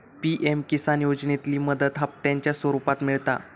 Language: Marathi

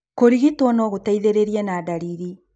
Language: Kikuyu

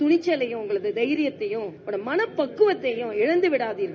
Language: Tamil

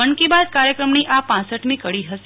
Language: Gujarati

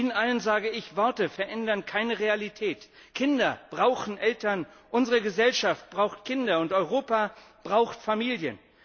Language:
German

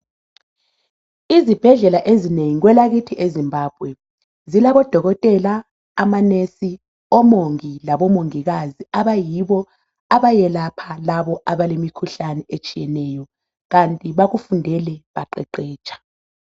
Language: North Ndebele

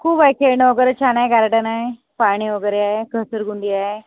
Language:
Marathi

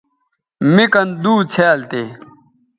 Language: Bateri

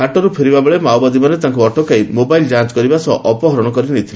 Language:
Odia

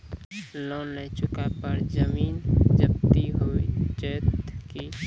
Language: Maithili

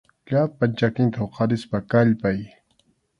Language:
Arequipa-La Unión Quechua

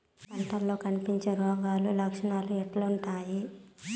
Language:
Telugu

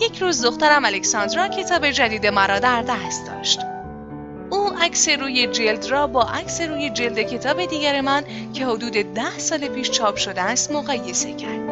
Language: Persian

